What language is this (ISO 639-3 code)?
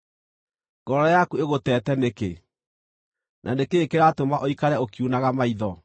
kik